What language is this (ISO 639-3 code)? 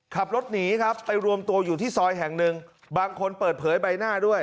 tha